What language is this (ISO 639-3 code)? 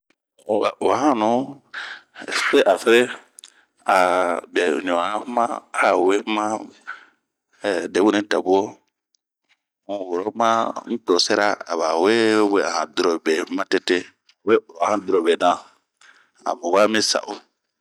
bmq